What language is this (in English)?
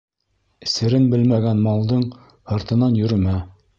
Bashkir